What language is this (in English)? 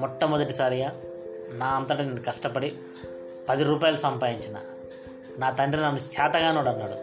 Telugu